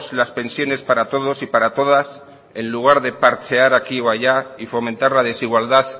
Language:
Spanish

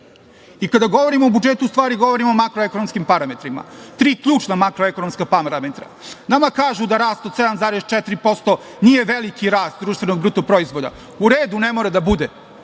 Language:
Serbian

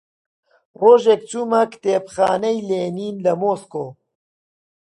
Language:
Central Kurdish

